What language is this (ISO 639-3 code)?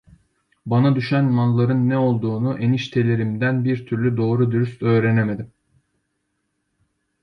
tur